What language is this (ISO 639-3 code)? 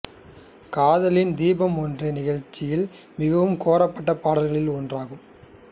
tam